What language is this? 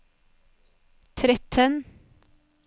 Norwegian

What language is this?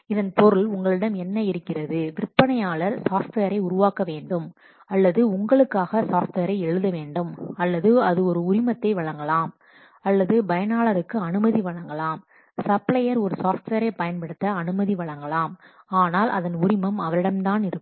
Tamil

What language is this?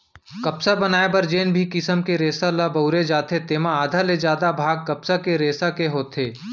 Chhattisgarhi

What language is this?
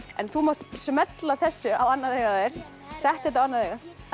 Icelandic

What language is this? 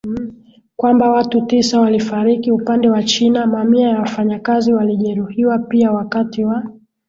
Swahili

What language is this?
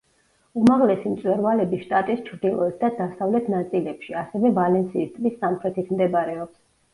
Georgian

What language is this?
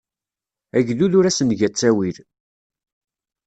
Kabyle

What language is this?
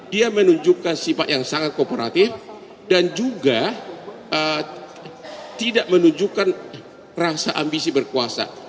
Indonesian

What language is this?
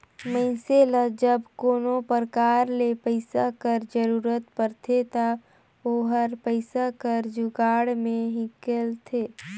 Chhattisgarhi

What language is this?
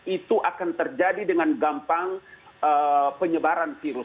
Indonesian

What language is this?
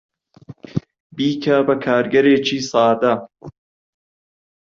Central Kurdish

